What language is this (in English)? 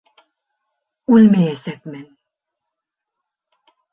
Bashkir